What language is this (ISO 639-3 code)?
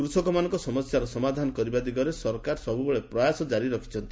ori